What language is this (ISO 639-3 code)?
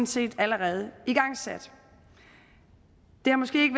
dan